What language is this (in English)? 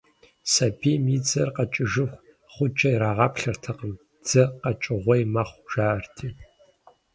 Kabardian